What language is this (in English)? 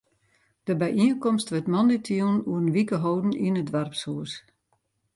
Western Frisian